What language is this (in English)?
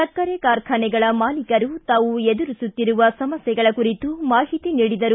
Kannada